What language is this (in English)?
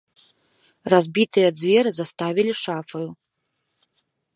Belarusian